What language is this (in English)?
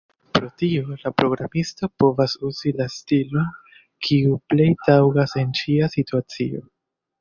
Esperanto